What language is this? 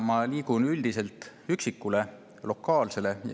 Estonian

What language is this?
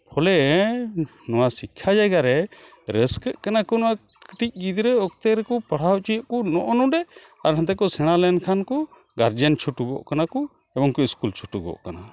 Santali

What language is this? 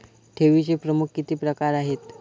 Marathi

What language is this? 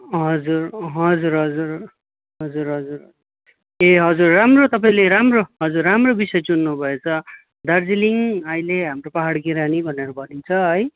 Nepali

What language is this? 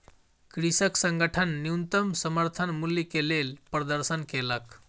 Maithili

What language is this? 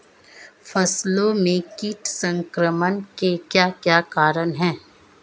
Hindi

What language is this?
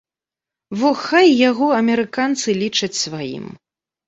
Belarusian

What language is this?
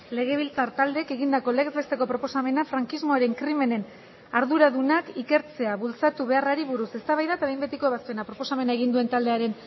Basque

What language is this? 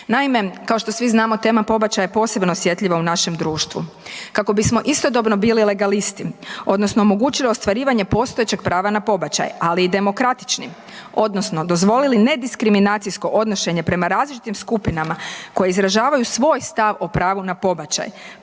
Croatian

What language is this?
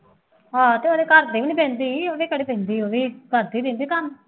Punjabi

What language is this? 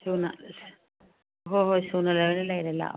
Manipuri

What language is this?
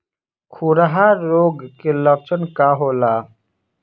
Bhojpuri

